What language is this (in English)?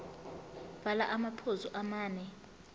Zulu